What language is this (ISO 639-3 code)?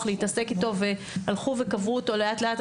heb